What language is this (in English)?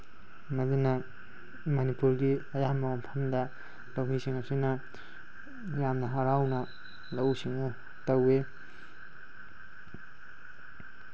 Manipuri